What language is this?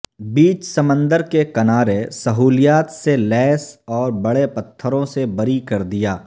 Urdu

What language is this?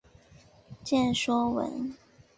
Chinese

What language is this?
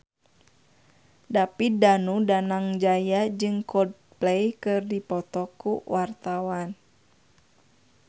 Sundanese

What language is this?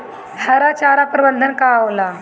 Bhojpuri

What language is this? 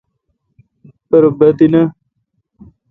Kalkoti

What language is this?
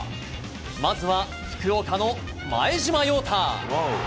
Japanese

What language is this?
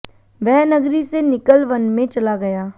Hindi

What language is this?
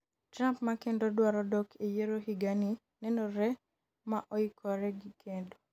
Luo (Kenya and Tanzania)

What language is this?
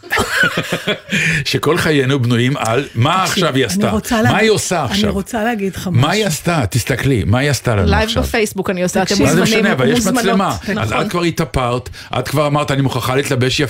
Hebrew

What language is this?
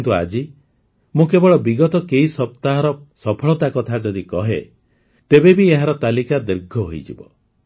Odia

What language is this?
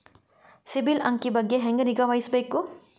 Kannada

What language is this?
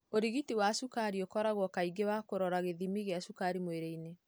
Kikuyu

